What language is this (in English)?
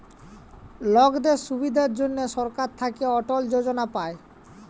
Bangla